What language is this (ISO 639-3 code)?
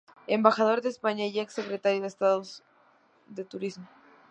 spa